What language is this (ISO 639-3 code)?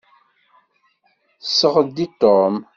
kab